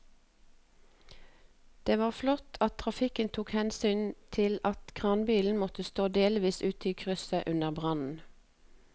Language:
Norwegian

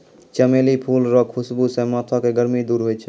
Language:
Maithili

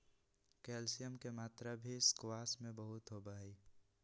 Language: Magahi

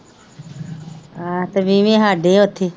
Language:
Punjabi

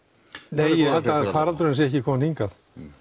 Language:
Icelandic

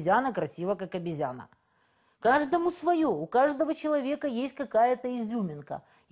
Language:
Russian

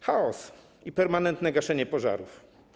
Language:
Polish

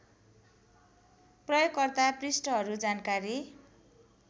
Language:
Nepali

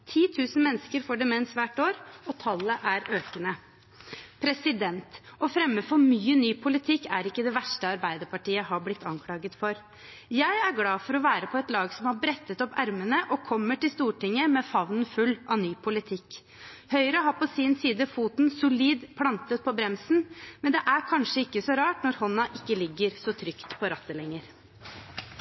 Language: Norwegian Bokmål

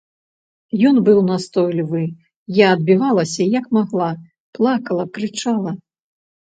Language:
Belarusian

